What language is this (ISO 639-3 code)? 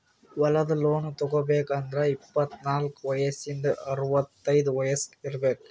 kan